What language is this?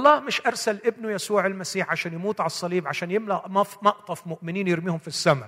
Arabic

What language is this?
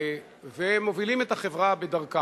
Hebrew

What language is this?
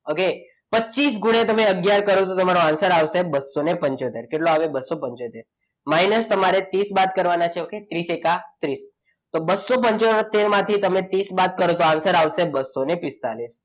Gujarati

